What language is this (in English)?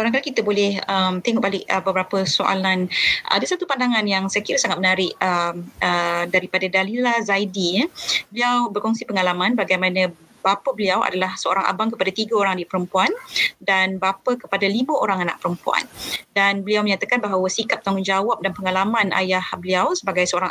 Malay